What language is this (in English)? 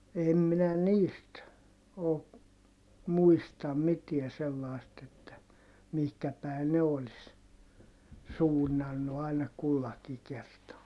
Finnish